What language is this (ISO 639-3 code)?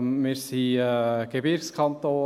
gsw